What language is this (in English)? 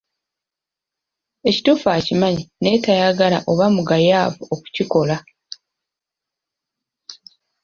Ganda